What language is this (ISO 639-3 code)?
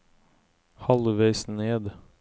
nor